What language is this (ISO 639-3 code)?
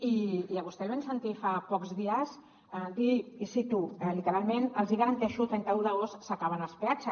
cat